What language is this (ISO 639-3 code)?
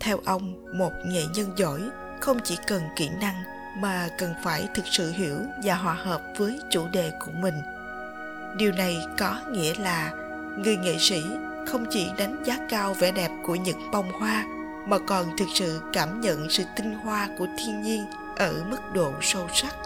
vie